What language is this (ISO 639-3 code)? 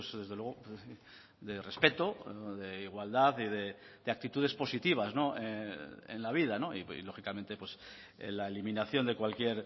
spa